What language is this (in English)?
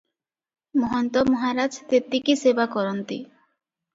Odia